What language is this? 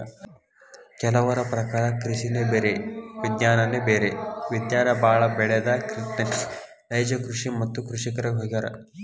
Kannada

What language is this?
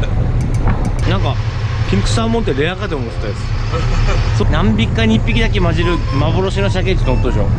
Japanese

